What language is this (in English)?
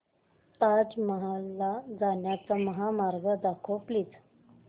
Marathi